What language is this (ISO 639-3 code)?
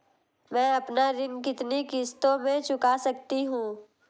hin